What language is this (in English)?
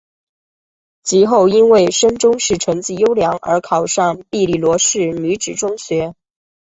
Chinese